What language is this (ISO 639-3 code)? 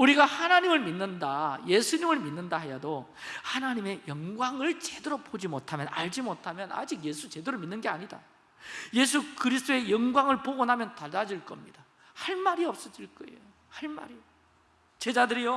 kor